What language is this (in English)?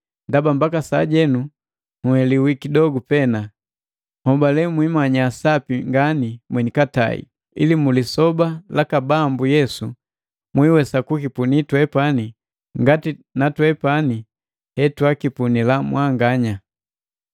Matengo